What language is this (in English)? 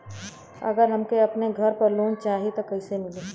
Bhojpuri